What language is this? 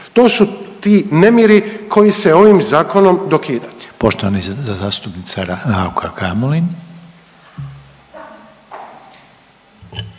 Croatian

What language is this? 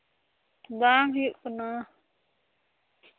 Santali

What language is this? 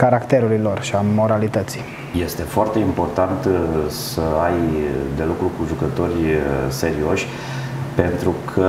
Romanian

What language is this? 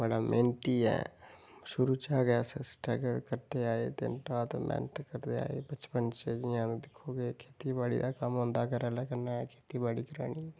Dogri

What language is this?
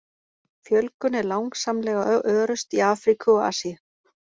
Icelandic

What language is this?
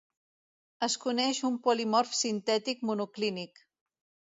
Catalan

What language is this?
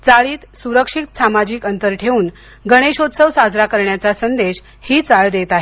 Marathi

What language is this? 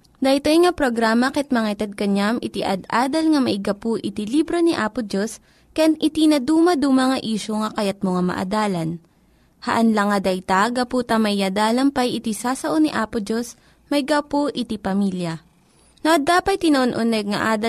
Filipino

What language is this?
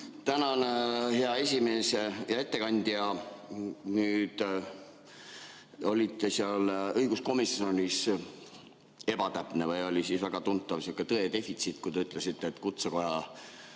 Estonian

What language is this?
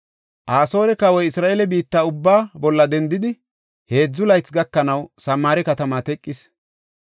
Gofa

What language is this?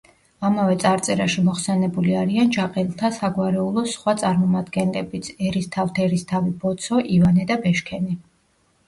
Georgian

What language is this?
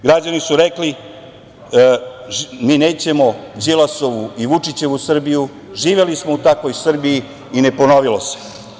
Serbian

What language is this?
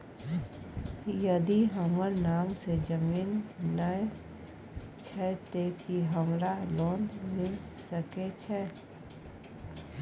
Maithili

